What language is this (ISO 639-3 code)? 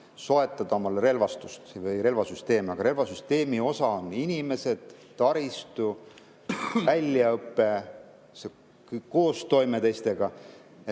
est